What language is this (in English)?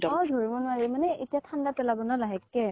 Assamese